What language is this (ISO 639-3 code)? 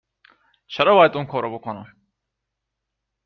fas